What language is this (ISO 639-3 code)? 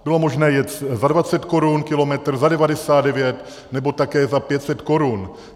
ces